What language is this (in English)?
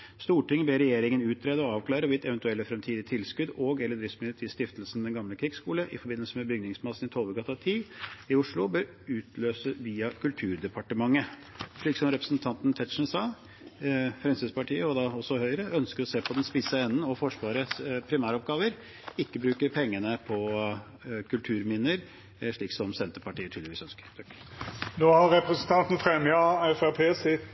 Norwegian